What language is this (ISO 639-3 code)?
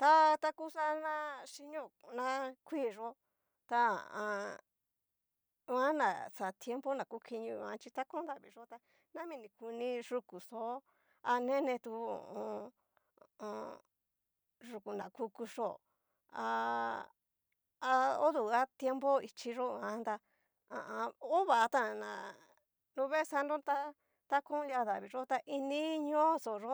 miu